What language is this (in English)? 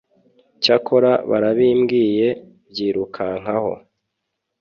Kinyarwanda